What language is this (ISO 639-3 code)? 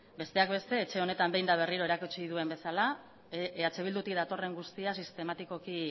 eus